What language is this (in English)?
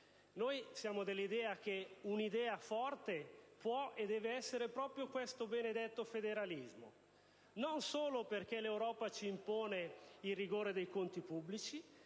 Italian